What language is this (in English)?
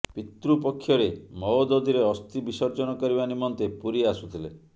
Odia